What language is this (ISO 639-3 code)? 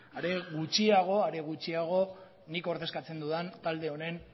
eus